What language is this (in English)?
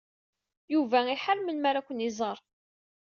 Kabyle